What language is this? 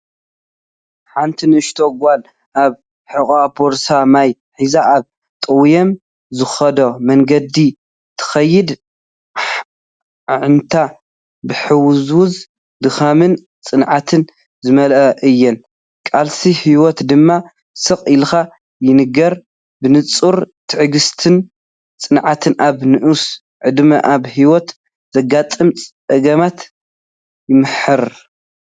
Tigrinya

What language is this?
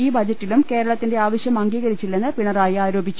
Malayalam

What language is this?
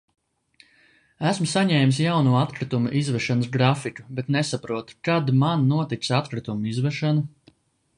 Latvian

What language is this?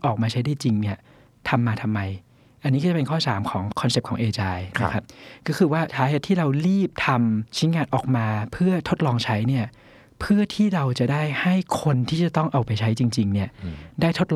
Thai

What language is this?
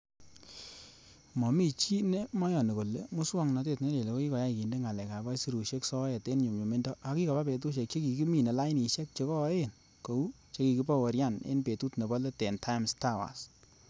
Kalenjin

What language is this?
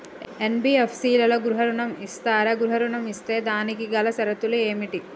Telugu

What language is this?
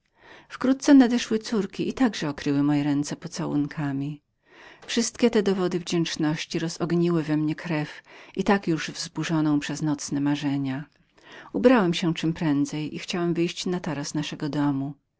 Polish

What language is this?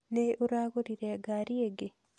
Kikuyu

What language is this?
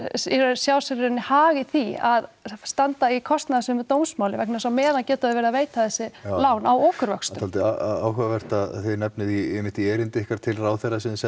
Icelandic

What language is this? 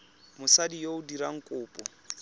Tswana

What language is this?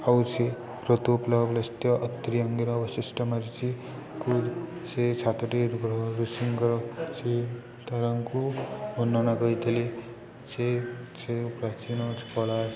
Odia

